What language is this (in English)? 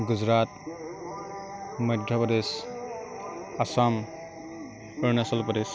Assamese